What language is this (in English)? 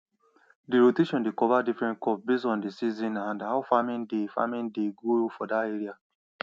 Nigerian Pidgin